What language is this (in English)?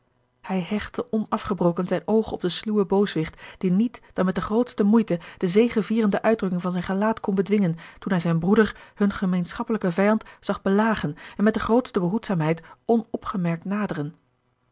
Dutch